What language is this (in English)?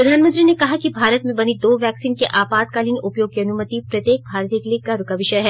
Hindi